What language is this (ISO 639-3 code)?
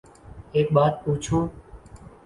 urd